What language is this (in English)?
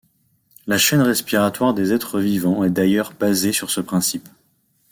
French